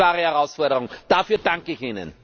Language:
German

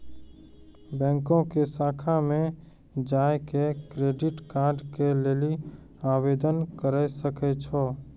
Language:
Maithili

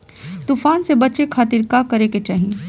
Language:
Bhojpuri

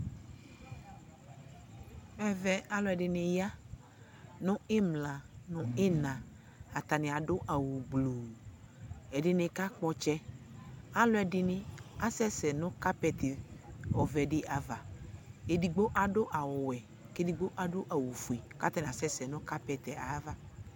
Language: Ikposo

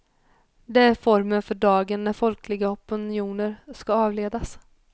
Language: Swedish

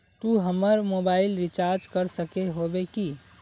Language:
Magahi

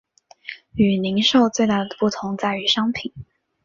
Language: Chinese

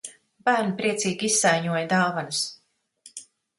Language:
Latvian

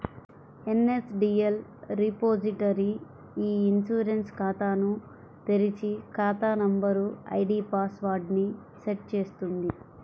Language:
Telugu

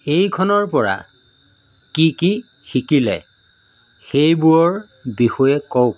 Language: Assamese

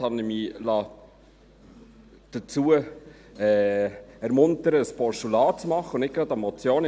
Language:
Swiss German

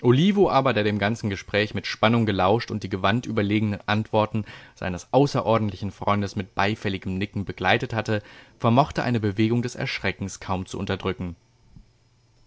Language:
German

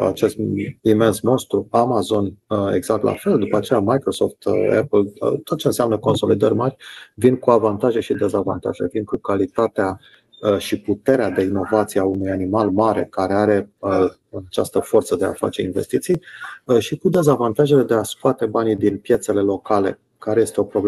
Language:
Romanian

